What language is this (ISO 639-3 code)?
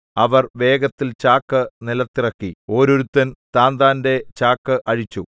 mal